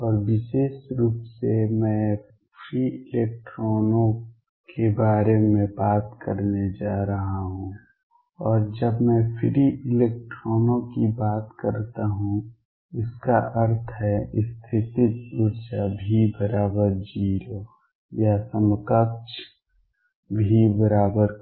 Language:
Hindi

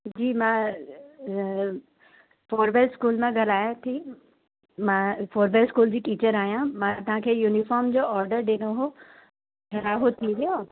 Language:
Sindhi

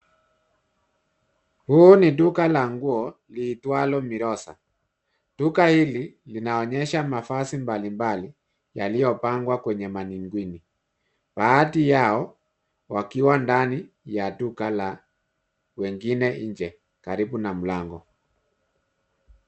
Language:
Swahili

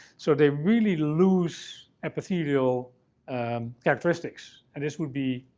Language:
English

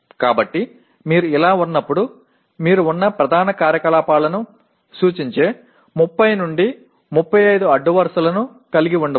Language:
Telugu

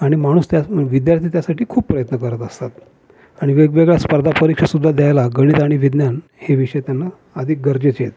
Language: Marathi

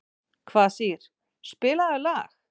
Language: Icelandic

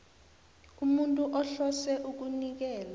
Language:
South Ndebele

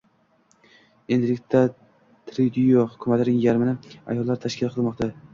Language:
Uzbek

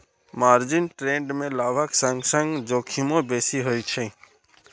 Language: Maithili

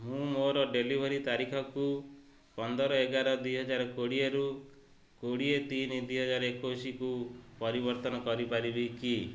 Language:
Odia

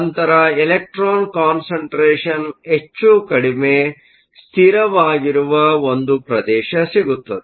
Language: Kannada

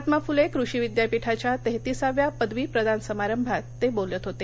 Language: Marathi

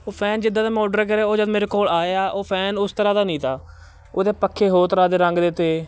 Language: Punjabi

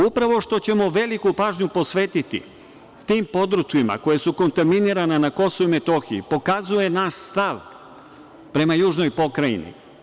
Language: Serbian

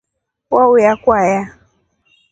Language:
Rombo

